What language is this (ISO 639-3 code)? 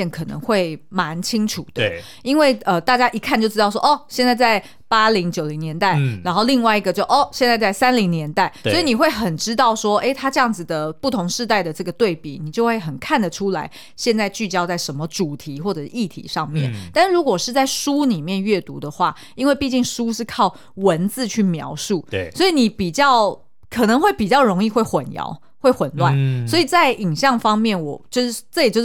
zho